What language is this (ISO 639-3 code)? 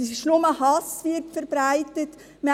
gsw